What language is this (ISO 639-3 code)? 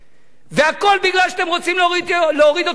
heb